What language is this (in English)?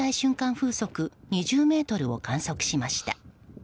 Japanese